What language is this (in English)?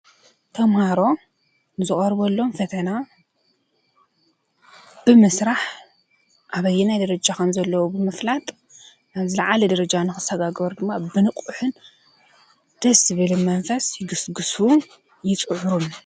Tigrinya